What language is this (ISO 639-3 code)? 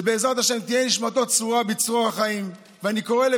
heb